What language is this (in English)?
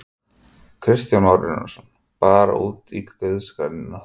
Icelandic